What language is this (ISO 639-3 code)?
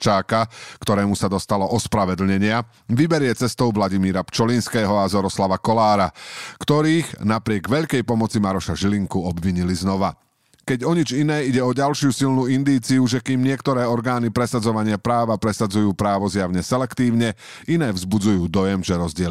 slk